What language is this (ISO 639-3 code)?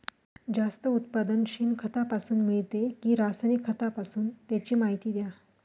mar